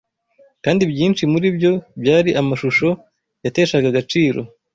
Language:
Kinyarwanda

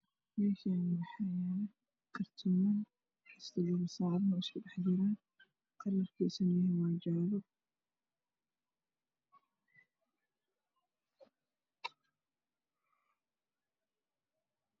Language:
Somali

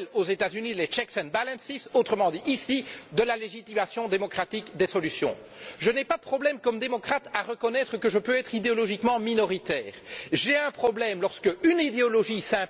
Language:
French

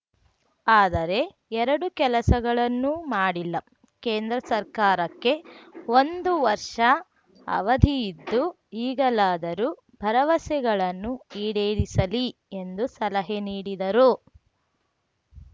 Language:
Kannada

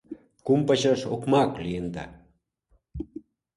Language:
Mari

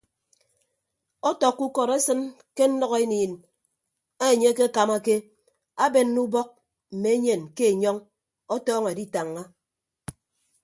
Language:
Ibibio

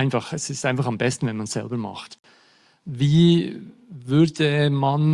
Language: German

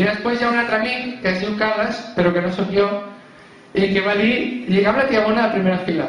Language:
Catalan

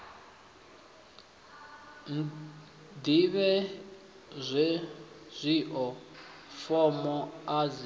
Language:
Venda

